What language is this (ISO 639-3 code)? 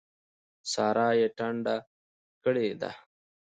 pus